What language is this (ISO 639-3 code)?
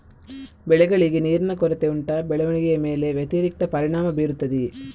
kan